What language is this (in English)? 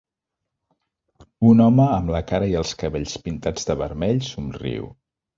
Catalan